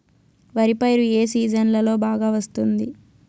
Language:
Telugu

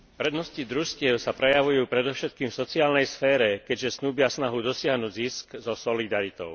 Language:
Slovak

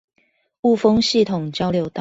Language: Chinese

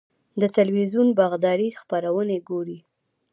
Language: Pashto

